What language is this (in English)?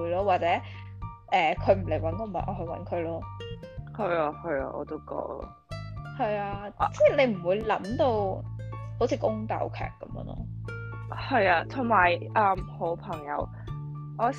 Chinese